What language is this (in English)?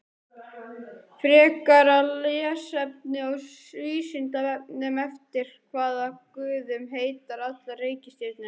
Icelandic